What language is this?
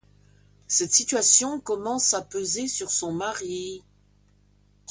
French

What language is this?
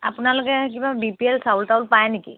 Assamese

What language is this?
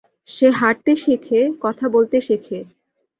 Bangla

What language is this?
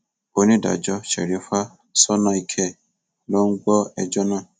Yoruba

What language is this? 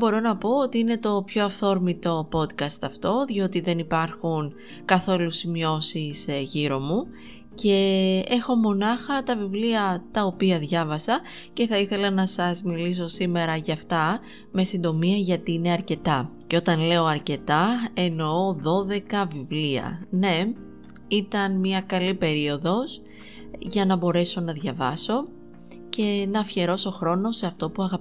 Greek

